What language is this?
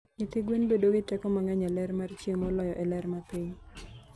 Luo (Kenya and Tanzania)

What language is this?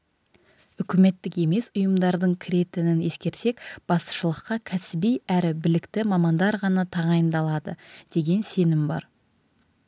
Kazakh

